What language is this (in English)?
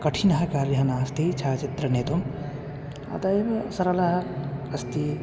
Sanskrit